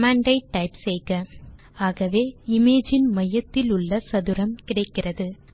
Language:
Tamil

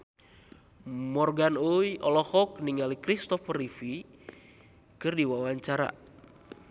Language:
Sundanese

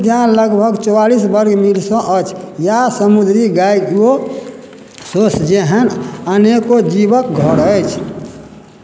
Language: Maithili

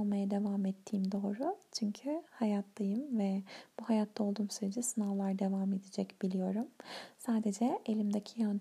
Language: Turkish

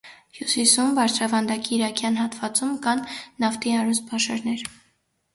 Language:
Armenian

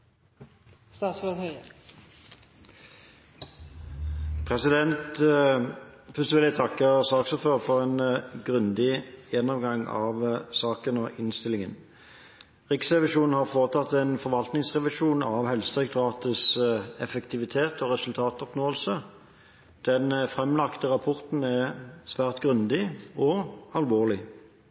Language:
Norwegian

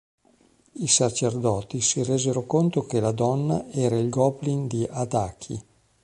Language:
Italian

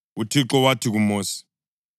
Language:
North Ndebele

